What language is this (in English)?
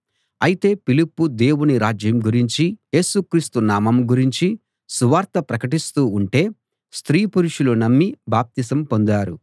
Telugu